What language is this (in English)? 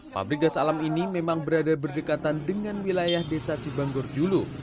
Indonesian